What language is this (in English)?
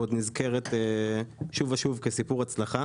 Hebrew